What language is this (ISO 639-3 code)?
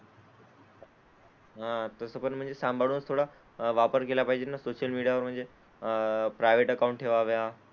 mar